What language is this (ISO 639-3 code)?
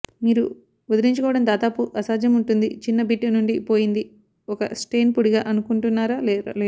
tel